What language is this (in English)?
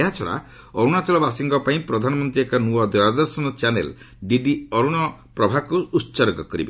Odia